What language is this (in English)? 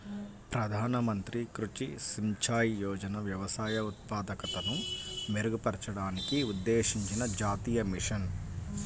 Telugu